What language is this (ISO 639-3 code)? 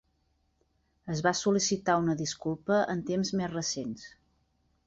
cat